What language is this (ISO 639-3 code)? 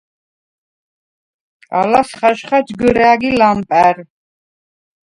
sva